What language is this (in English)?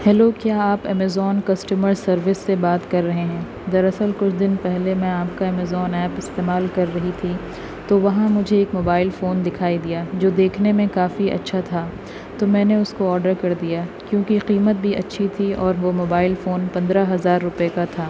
Urdu